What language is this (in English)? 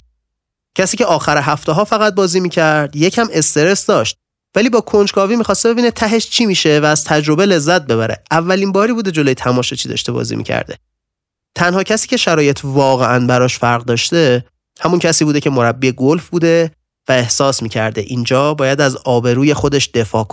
Persian